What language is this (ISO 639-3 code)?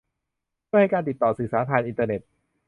tha